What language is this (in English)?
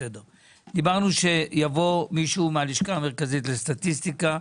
Hebrew